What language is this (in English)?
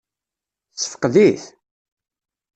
Kabyle